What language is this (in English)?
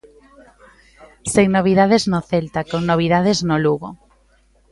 Galician